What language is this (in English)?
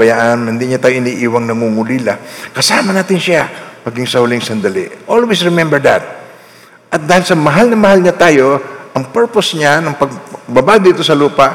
Filipino